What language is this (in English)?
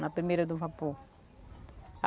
Portuguese